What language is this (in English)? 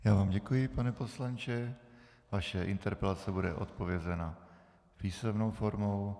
Czech